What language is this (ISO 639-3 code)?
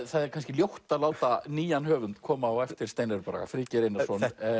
isl